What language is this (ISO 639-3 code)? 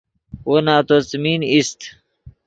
ydg